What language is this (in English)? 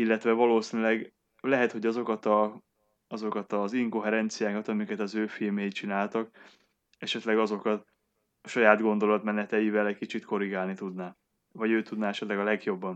Hungarian